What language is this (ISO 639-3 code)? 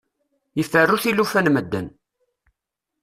kab